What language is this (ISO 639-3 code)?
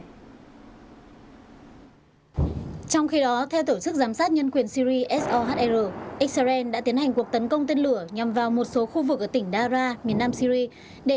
vie